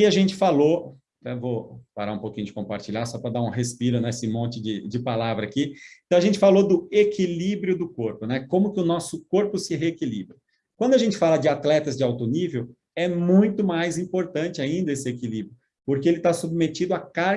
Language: Portuguese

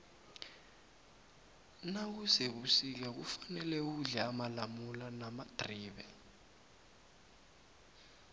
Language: South Ndebele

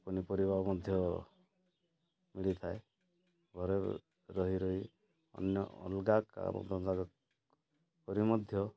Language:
Odia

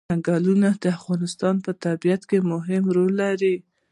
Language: Pashto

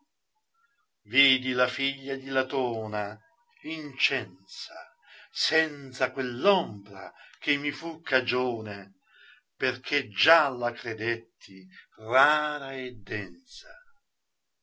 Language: Italian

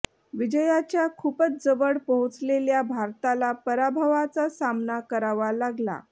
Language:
Marathi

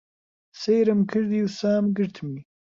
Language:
Central Kurdish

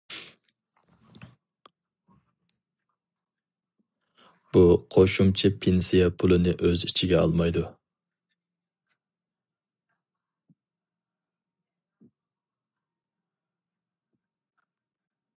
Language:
Uyghur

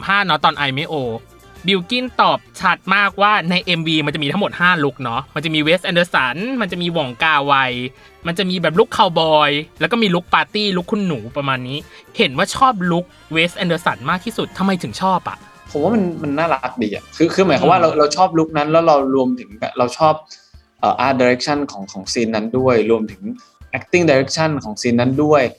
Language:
Thai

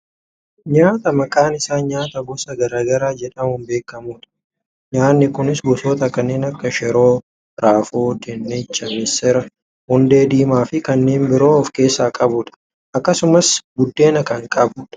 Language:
Oromo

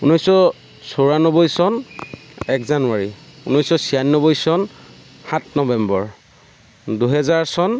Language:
Assamese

